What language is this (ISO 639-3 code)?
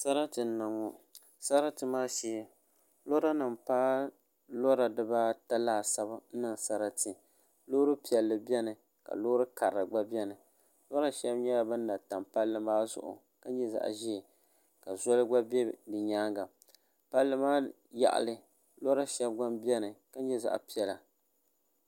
dag